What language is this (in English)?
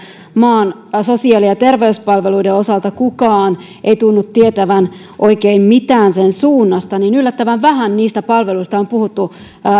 Finnish